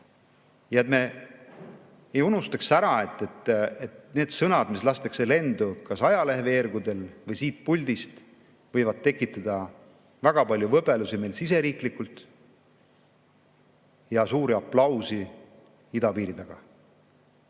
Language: Estonian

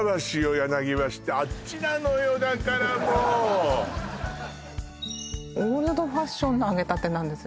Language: Japanese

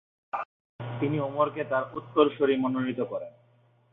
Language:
Bangla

